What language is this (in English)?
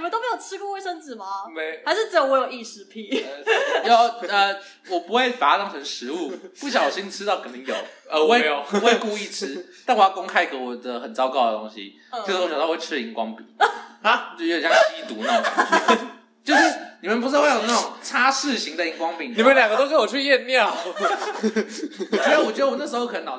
Chinese